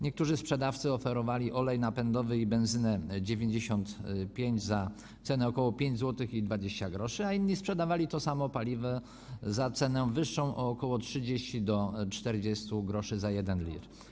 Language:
Polish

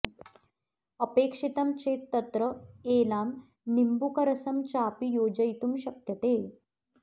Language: Sanskrit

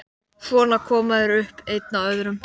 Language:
Icelandic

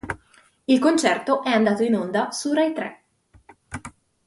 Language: Italian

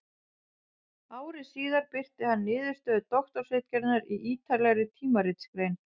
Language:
Icelandic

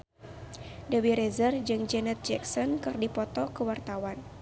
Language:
Sundanese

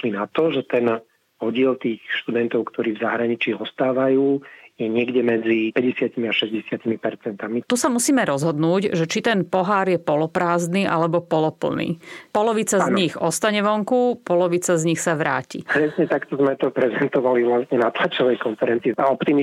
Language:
Slovak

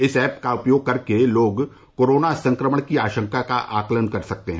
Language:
Hindi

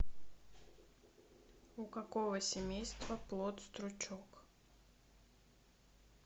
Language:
Russian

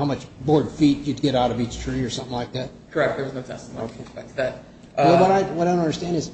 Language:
English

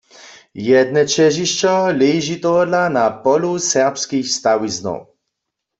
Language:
Upper Sorbian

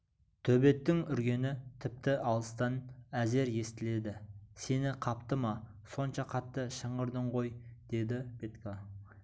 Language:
Kazakh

